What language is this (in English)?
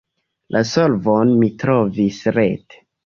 Esperanto